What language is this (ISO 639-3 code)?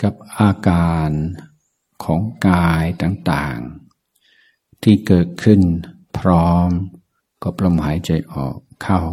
tha